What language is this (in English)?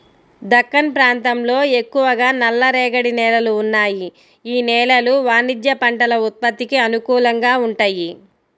Telugu